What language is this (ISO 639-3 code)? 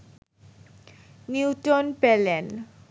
ben